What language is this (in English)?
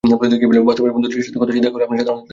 Bangla